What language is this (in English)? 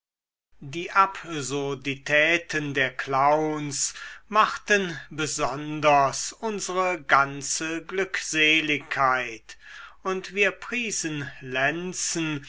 German